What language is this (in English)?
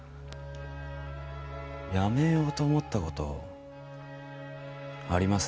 Japanese